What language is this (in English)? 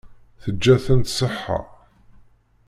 Kabyle